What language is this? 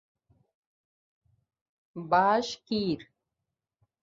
Urdu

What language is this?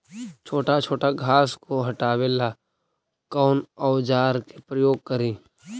Magahi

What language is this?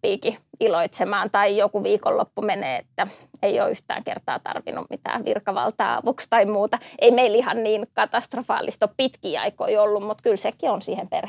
Finnish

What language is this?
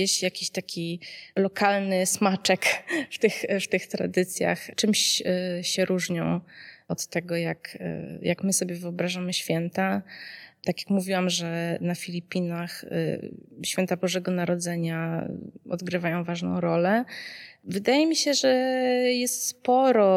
Polish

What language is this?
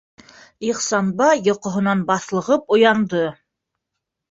Bashkir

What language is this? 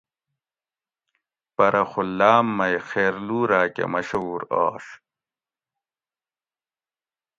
Gawri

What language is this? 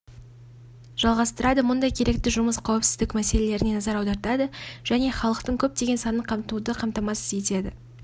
Kazakh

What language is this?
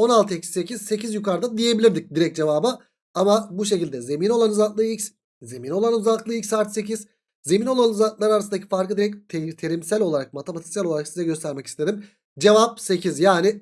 Turkish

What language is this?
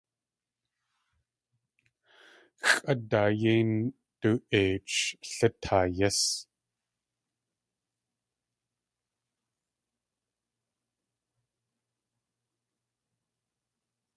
Tlingit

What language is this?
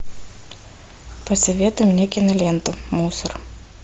Russian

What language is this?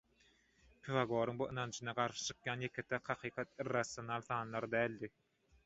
Turkmen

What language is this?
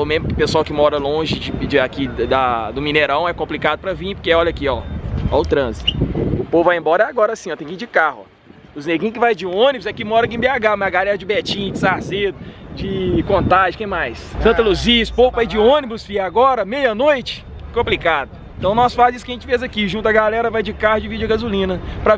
Portuguese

